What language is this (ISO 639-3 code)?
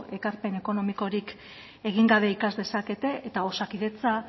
eus